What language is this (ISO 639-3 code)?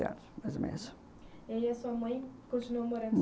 por